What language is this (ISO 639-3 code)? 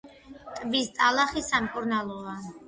kat